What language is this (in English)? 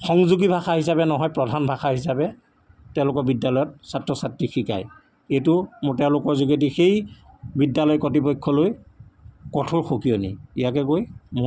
Assamese